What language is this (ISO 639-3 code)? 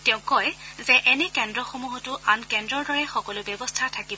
asm